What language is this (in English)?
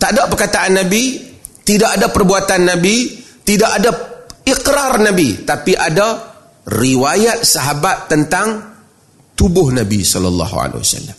Malay